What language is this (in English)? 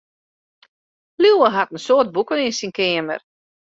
Western Frisian